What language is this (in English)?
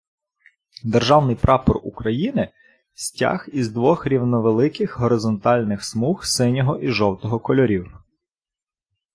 Ukrainian